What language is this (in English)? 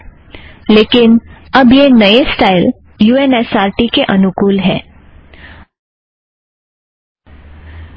Hindi